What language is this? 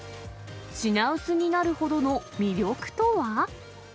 Japanese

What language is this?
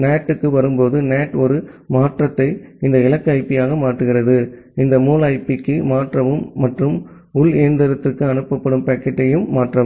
Tamil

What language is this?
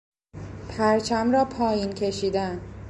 Persian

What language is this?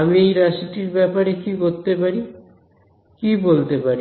Bangla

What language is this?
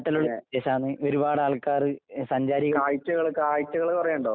Malayalam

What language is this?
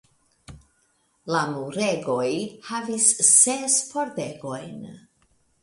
Esperanto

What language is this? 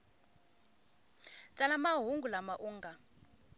Tsonga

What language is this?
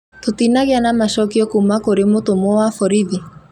Kikuyu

